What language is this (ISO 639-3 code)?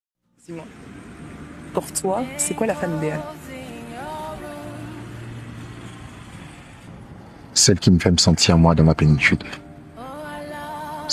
fra